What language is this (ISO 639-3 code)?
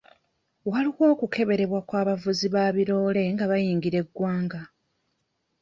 lug